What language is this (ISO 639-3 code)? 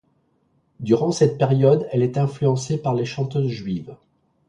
fra